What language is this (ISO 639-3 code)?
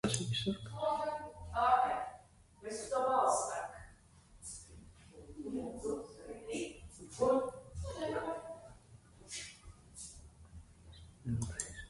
lav